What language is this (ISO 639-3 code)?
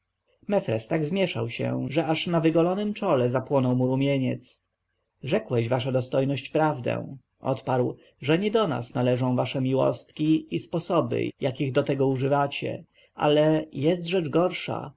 pol